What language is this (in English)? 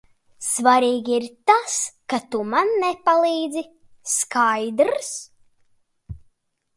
Latvian